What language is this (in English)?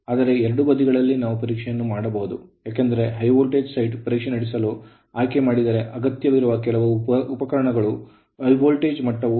Kannada